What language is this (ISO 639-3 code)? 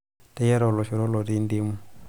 mas